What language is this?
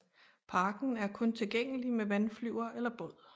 Danish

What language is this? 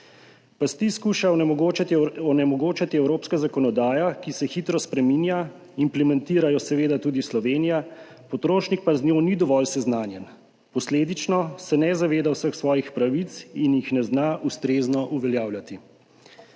Slovenian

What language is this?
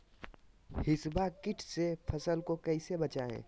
Magahi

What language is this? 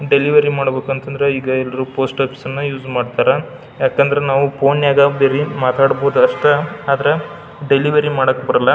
Kannada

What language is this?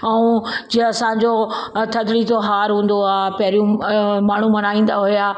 Sindhi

